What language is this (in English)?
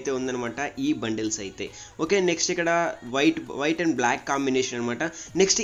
Romanian